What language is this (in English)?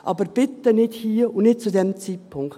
Swiss German